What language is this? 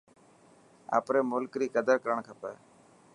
Dhatki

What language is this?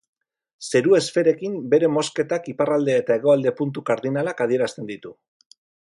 Basque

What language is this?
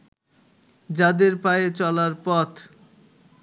Bangla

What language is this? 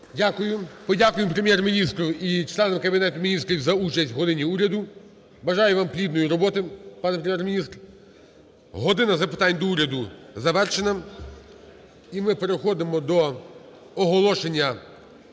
Ukrainian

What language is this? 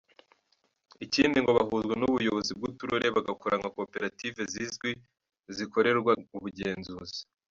Kinyarwanda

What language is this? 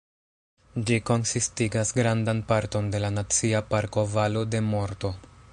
Esperanto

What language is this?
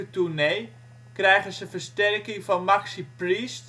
Dutch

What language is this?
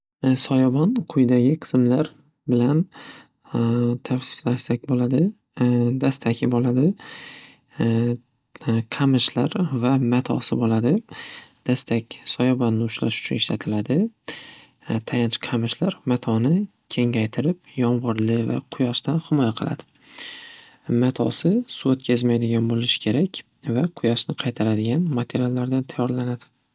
Uzbek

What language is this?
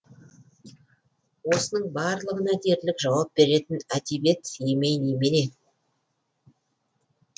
Kazakh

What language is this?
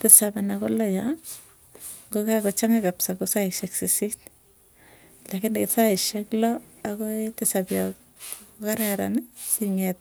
Tugen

